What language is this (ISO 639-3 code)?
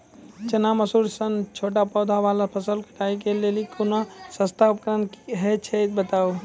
mai